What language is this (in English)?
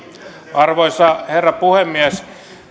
Finnish